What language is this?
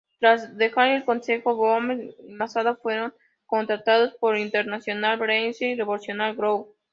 Spanish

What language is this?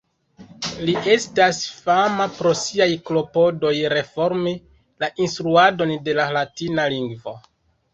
Esperanto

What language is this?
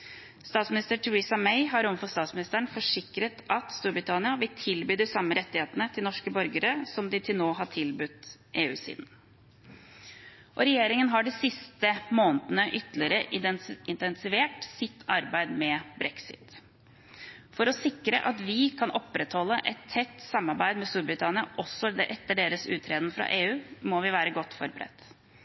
Norwegian Bokmål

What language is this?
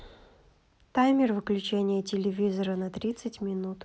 Russian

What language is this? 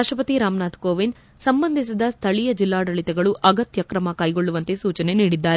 Kannada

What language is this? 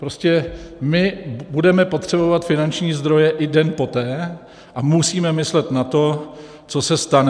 Czech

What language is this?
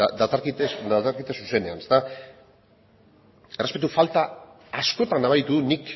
Basque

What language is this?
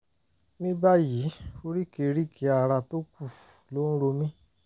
Yoruba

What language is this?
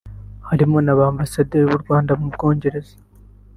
Kinyarwanda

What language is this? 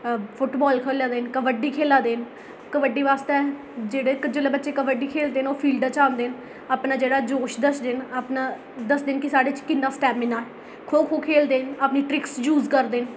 Dogri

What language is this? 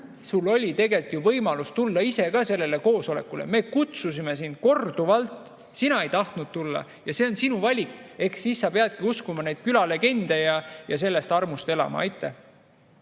Estonian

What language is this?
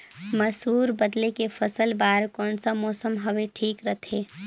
Chhattisgarhi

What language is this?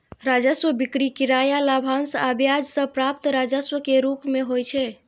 Maithili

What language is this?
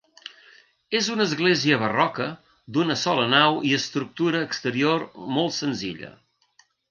Catalan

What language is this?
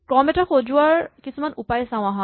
Assamese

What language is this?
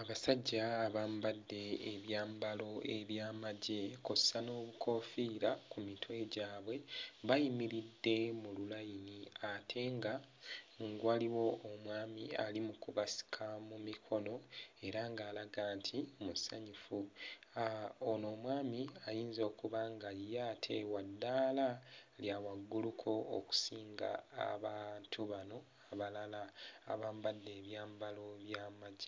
Ganda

